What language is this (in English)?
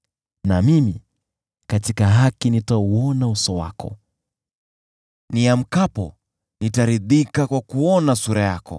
Swahili